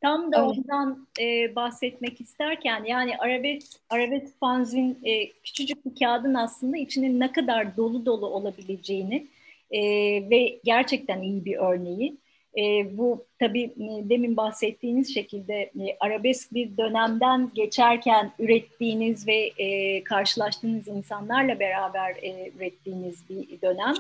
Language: Turkish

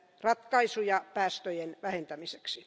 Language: Finnish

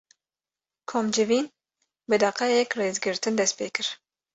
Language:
Kurdish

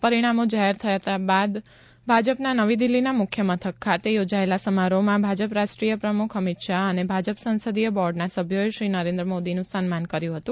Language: Gujarati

